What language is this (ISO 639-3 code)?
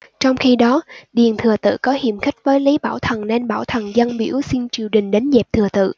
vie